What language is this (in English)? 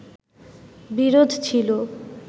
Bangla